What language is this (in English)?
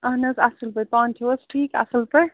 Kashmiri